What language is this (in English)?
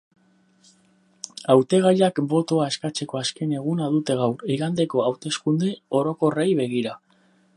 Basque